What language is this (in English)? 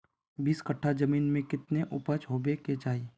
Magahi